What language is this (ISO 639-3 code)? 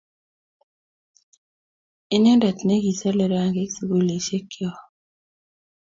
kln